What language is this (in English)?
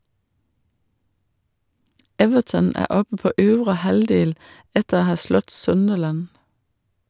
Norwegian